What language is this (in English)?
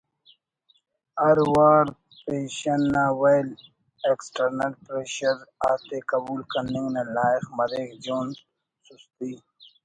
Brahui